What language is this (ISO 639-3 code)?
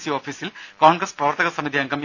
mal